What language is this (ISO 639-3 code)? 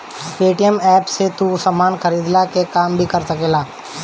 bho